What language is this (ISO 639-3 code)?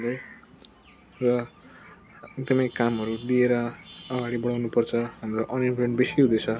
nep